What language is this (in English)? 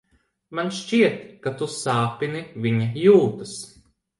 Latvian